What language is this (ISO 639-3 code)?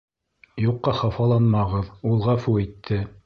bak